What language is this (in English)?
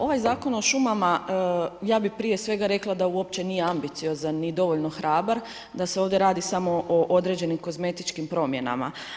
Croatian